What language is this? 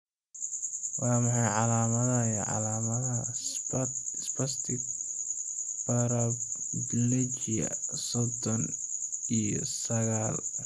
Somali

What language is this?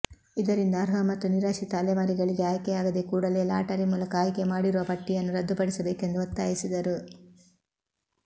Kannada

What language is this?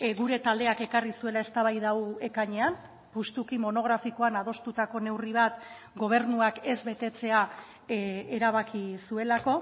Basque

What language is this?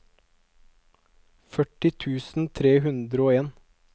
Norwegian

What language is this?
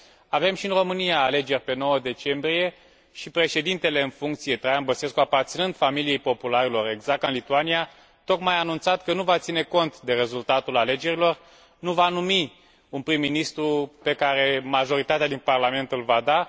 Romanian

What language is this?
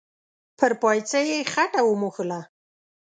Pashto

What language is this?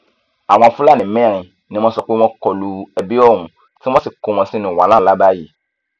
Yoruba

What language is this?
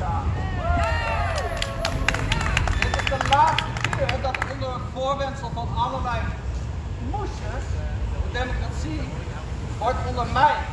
Dutch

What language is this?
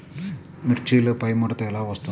Telugu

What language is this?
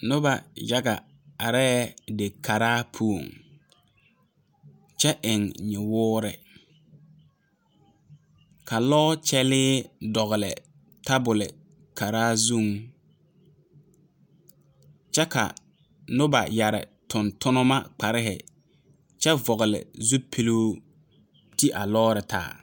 Southern Dagaare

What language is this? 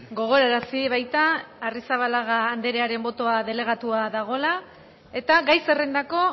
Basque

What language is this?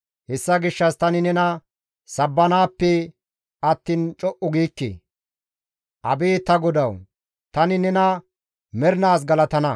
Gamo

